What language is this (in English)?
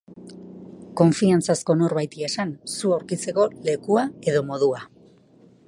Basque